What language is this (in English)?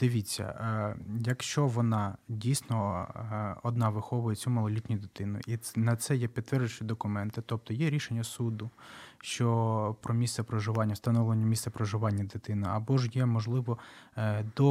Ukrainian